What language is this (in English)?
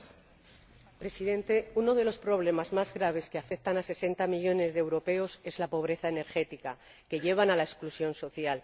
Spanish